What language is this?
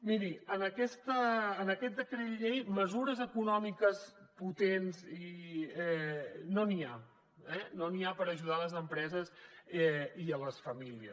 Catalan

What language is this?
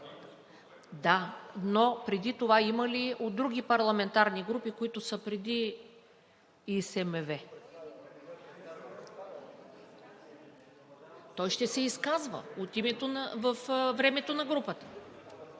Bulgarian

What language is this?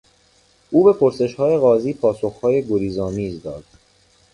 Persian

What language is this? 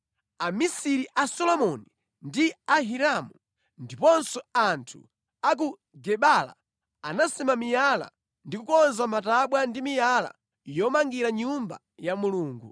Nyanja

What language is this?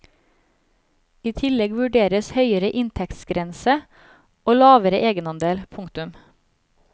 Norwegian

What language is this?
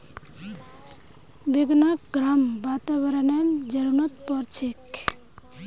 Magahi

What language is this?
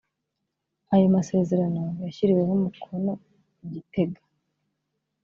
Kinyarwanda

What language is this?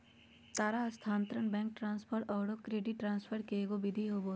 Magahi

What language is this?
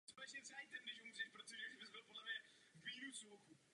Czech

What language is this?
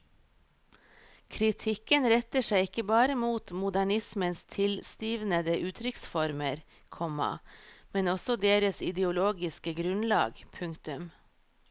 Norwegian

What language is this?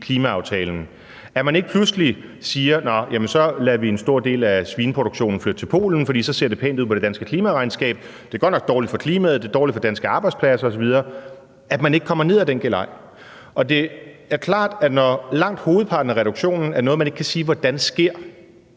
Danish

